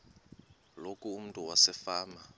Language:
Xhosa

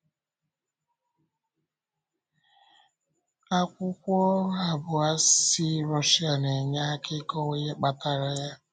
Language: Igbo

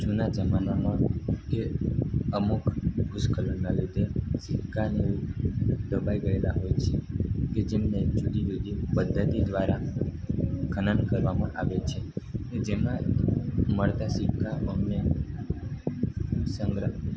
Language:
Gujarati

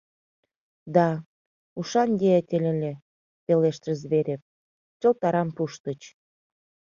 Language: Mari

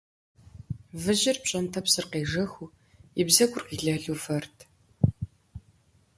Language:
Kabardian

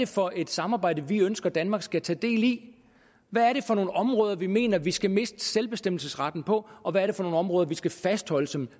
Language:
Danish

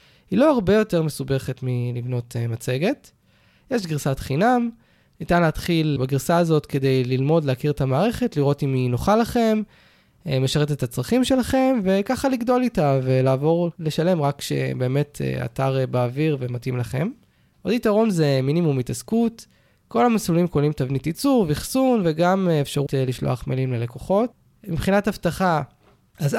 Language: Hebrew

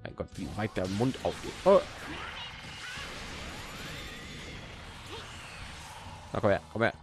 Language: German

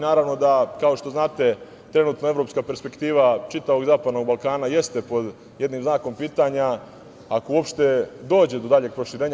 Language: Serbian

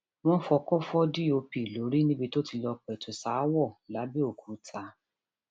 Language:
Yoruba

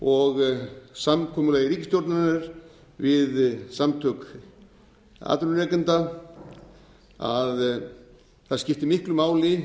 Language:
Icelandic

